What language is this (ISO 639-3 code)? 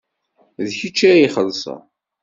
kab